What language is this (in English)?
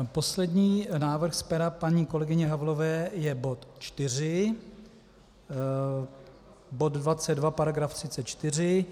Czech